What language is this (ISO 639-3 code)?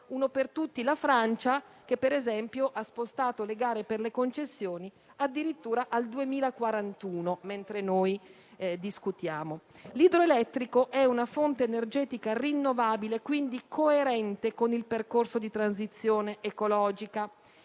ita